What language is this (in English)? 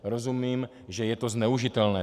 Czech